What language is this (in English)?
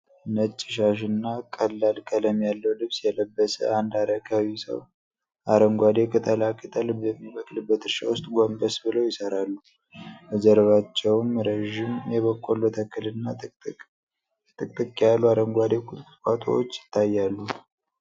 Amharic